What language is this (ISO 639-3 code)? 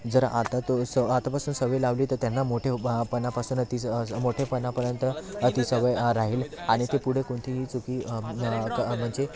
mar